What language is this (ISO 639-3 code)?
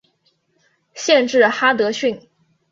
zho